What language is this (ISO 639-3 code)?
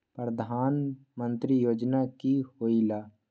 mag